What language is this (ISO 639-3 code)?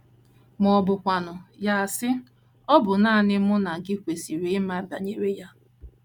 ibo